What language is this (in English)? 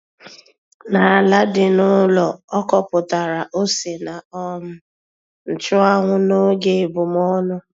Igbo